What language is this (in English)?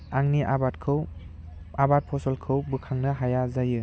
Bodo